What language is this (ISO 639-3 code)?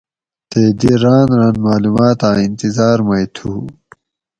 gwc